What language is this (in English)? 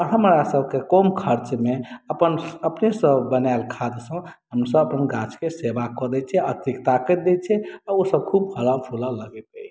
Maithili